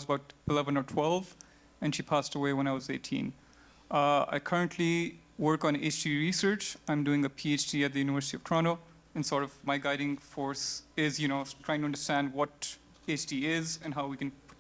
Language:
English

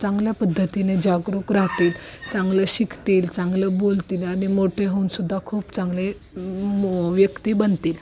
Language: Marathi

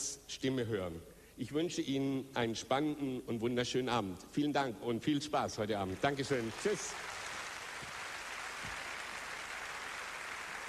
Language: German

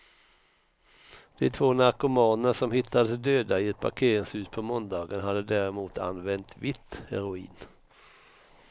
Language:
Swedish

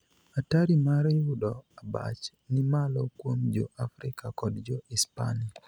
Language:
Luo (Kenya and Tanzania)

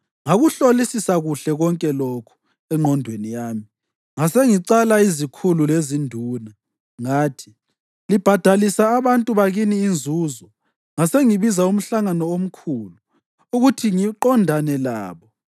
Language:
North Ndebele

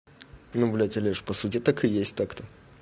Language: Russian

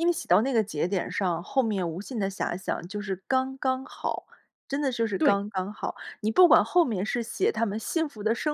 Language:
Chinese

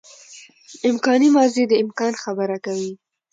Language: Pashto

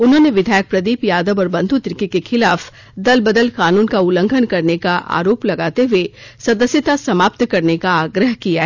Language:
Hindi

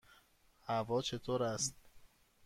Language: Persian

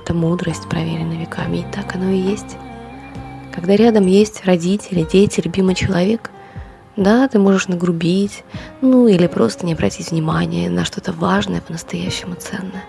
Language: Russian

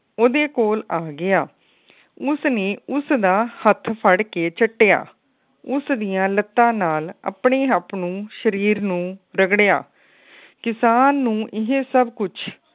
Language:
Punjabi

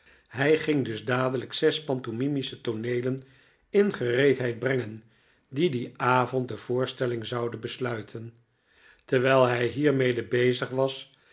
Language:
Dutch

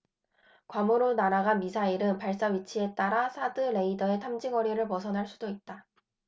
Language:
Korean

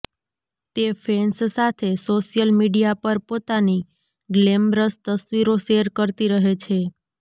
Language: Gujarati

